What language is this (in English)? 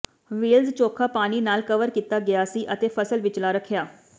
Punjabi